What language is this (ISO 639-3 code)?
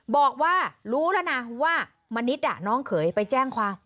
tha